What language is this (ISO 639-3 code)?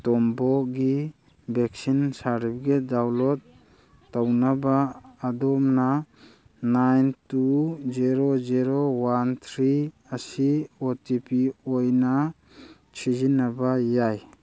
mni